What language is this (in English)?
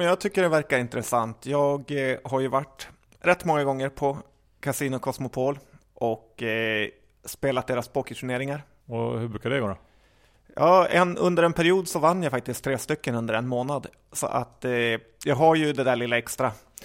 Swedish